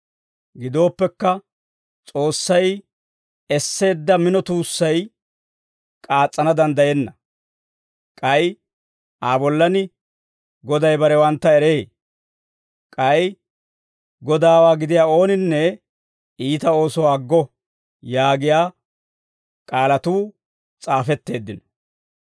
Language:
Dawro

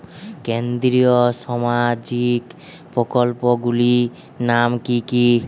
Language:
Bangla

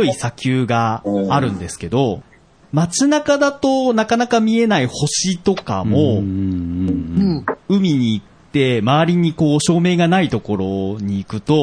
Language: Japanese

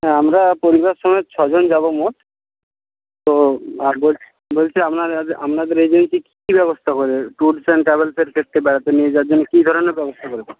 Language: Bangla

